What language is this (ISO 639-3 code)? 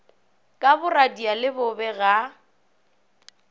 nso